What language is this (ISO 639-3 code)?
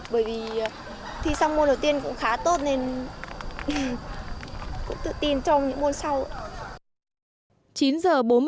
vie